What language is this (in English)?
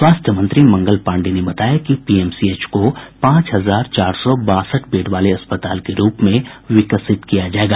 Hindi